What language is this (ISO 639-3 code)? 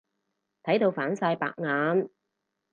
yue